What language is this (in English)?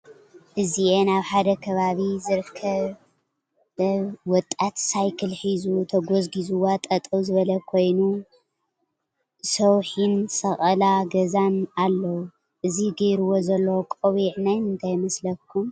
Tigrinya